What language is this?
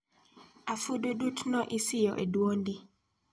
Luo (Kenya and Tanzania)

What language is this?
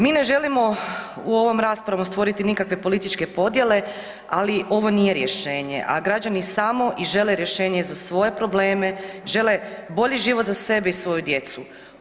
Croatian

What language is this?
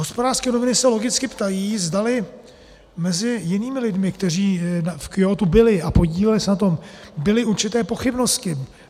Czech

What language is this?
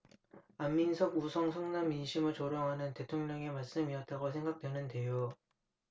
Korean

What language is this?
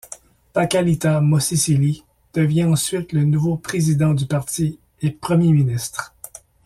French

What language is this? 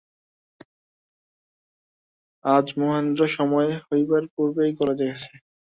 Bangla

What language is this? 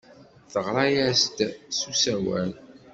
Kabyle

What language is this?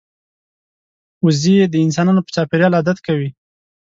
Pashto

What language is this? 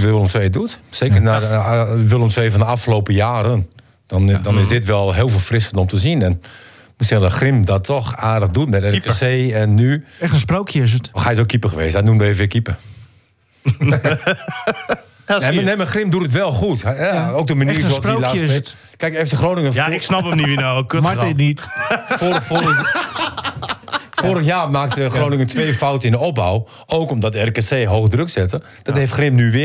Dutch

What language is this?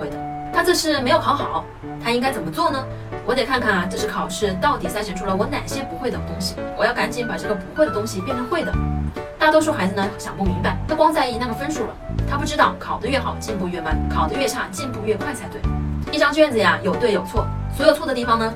Chinese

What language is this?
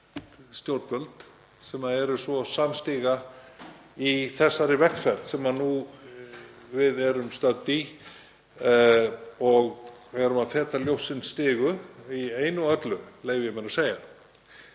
Icelandic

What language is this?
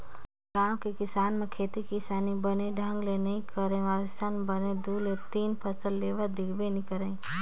Chhattisgarhi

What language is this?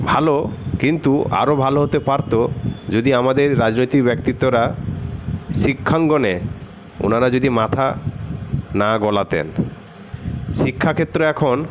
Bangla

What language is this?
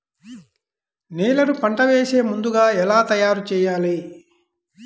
Telugu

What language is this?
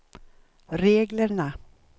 Swedish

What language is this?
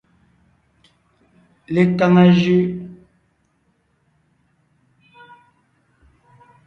Ngiemboon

